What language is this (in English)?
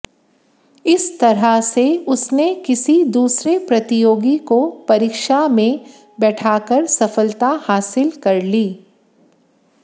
Hindi